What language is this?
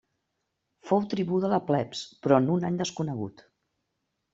Catalan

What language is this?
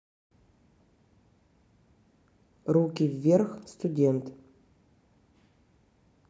Russian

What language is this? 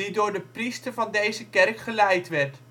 Dutch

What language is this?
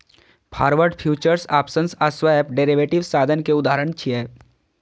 Maithili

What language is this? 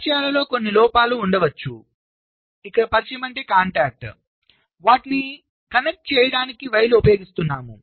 Telugu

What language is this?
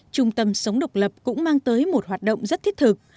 Vietnamese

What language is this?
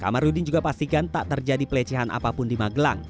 Indonesian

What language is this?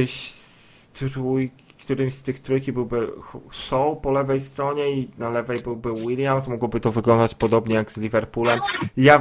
Polish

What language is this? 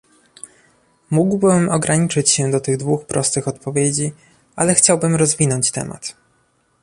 Polish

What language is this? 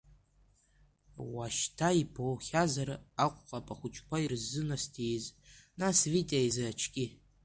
Abkhazian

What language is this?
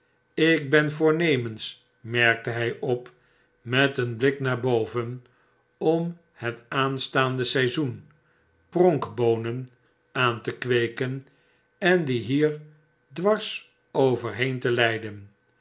Dutch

